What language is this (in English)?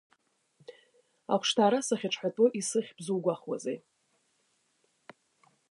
Abkhazian